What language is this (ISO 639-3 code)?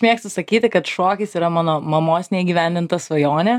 lit